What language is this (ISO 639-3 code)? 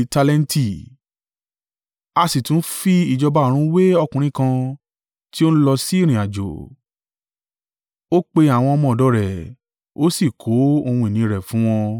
yor